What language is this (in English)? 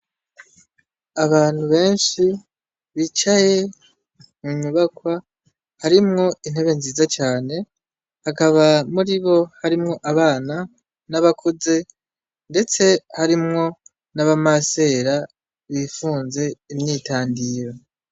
Rundi